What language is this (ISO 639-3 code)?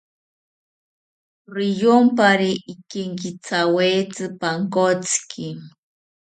cpy